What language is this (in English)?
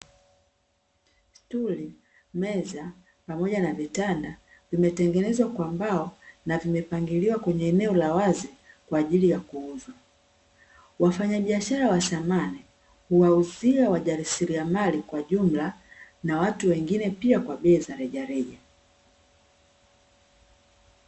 Swahili